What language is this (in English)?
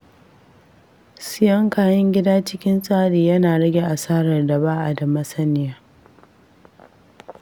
Hausa